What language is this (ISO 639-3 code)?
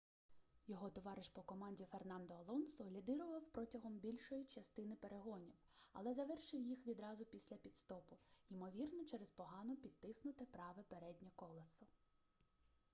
ukr